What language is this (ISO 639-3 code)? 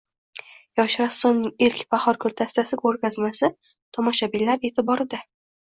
uzb